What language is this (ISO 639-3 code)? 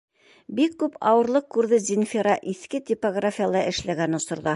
bak